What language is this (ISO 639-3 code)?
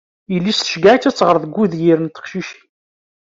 kab